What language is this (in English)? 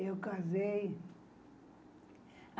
Portuguese